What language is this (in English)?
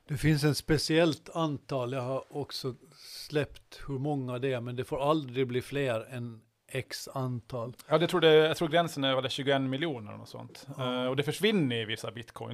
Swedish